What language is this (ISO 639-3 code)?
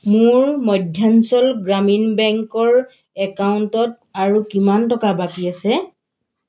asm